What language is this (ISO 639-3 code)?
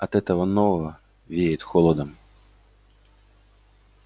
rus